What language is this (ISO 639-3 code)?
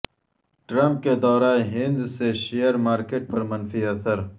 urd